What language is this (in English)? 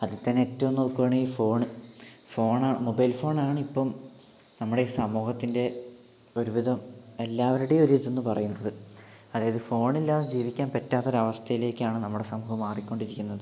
Malayalam